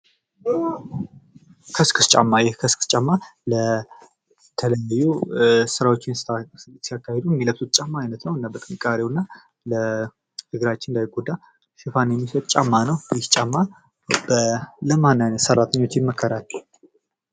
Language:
Amharic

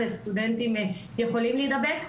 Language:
Hebrew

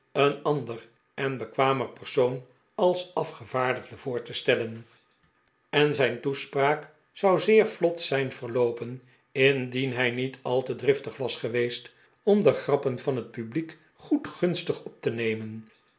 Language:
Dutch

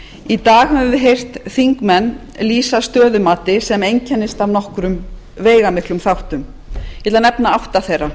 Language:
Icelandic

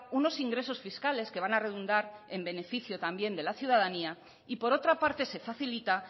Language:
Spanish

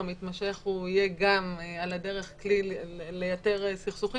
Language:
Hebrew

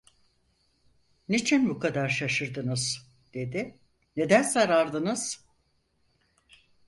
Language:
Turkish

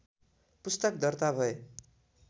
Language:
Nepali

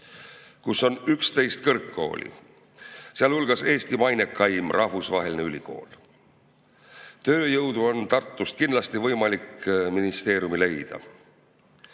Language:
Estonian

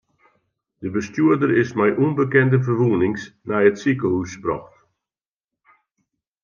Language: Western Frisian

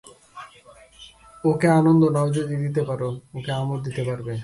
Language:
Bangla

